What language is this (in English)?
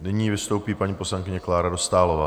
Czech